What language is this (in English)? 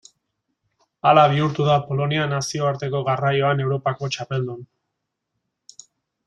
Basque